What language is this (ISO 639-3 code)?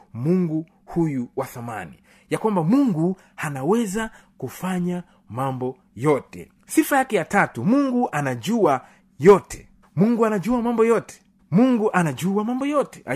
swa